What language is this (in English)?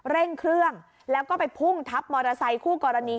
Thai